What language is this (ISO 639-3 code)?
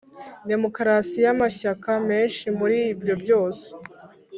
kin